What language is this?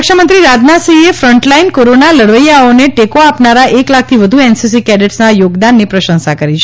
Gujarati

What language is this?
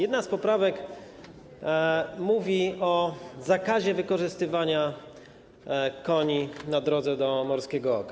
Polish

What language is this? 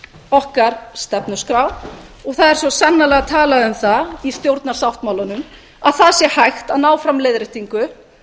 Icelandic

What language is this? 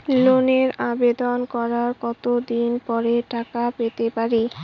Bangla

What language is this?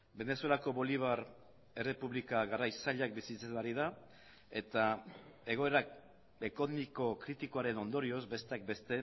Basque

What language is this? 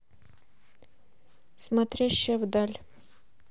Russian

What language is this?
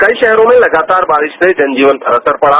Hindi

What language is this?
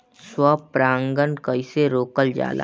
Bhojpuri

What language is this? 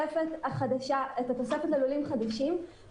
Hebrew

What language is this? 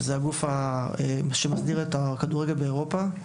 Hebrew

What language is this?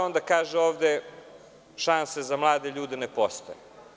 Serbian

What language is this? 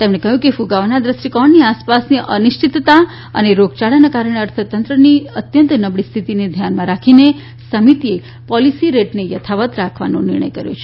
Gujarati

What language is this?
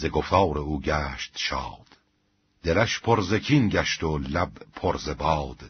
Persian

